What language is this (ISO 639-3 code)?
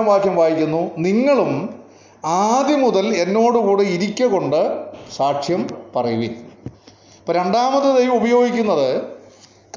mal